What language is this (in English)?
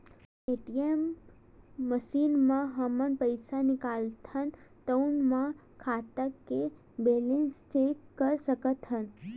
Chhattisgarhi